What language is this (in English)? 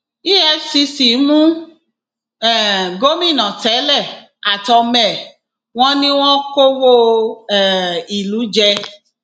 Yoruba